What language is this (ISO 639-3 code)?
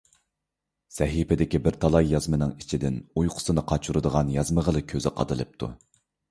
uig